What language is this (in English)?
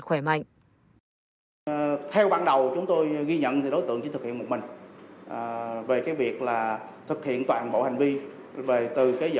Vietnamese